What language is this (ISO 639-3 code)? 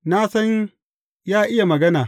hau